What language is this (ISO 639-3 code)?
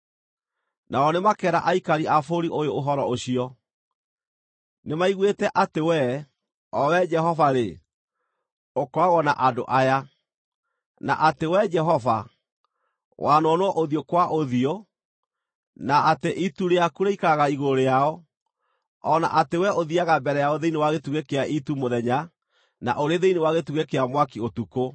kik